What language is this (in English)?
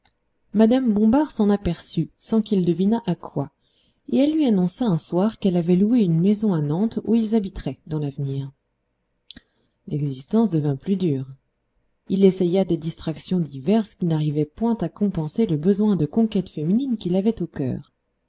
French